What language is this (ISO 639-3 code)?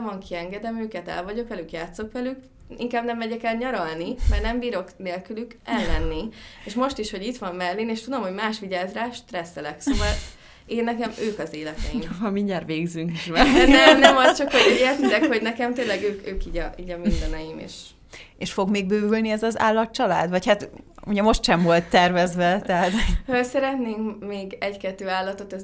hun